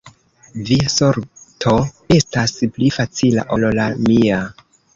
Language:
Esperanto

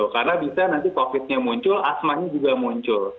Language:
Indonesian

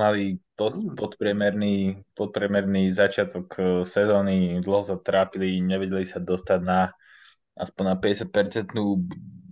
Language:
Slovak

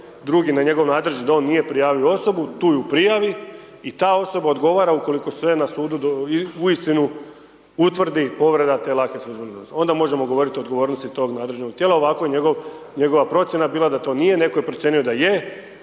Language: Croatian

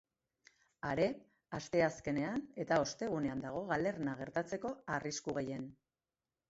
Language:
Basque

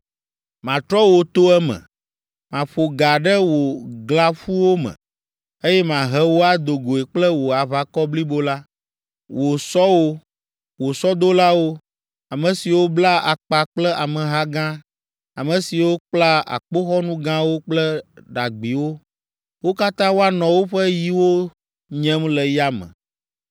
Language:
Ewe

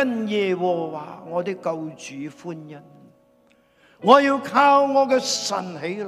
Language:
Chinese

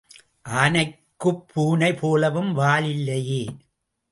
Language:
Tamil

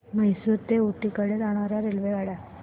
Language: Marathi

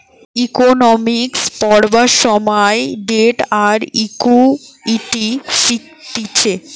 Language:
Bangla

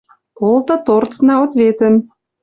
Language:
Western Mari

